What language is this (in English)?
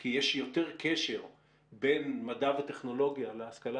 Hebrew